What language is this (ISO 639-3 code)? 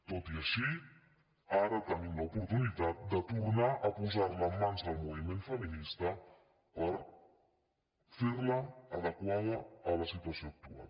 cat